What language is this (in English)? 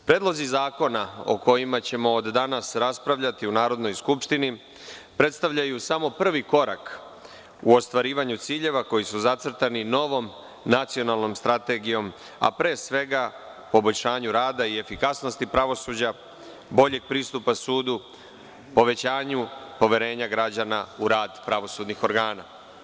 Serbian